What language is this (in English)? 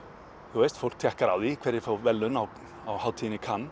Icelandic